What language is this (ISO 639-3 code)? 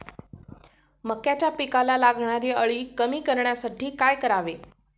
mar